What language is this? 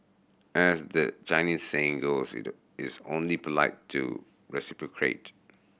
English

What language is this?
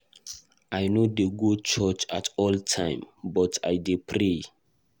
Nigerian Pidgin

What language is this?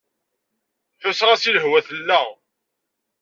Kabyle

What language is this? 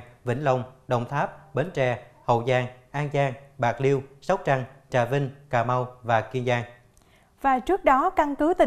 Vietnamese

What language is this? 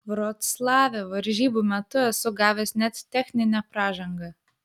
Lithuanian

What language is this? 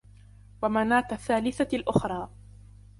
Arabic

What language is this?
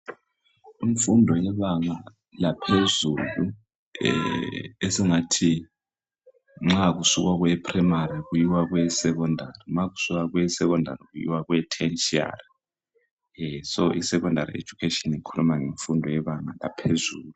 North Ndebele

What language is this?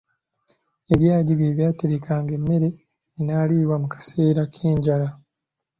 Ganda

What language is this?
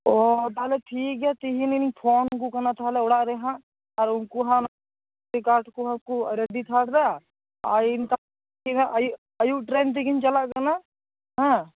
Santali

